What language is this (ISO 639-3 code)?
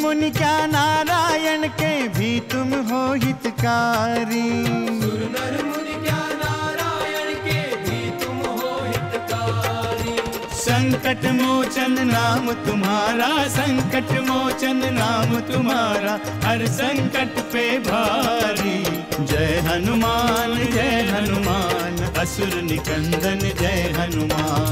hin